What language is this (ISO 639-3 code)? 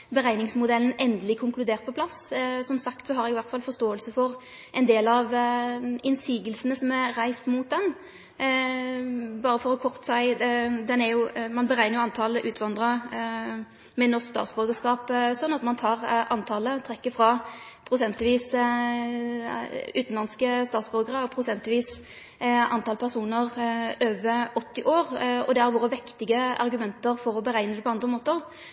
nno